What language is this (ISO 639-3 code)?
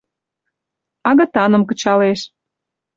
chm